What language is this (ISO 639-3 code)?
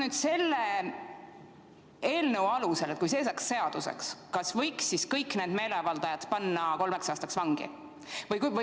est